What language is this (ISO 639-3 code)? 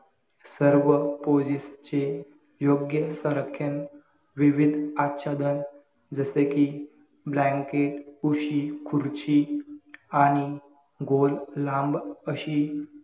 mar